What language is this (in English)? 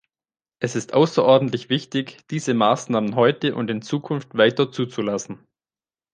German